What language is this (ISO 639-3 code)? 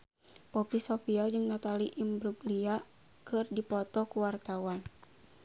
sun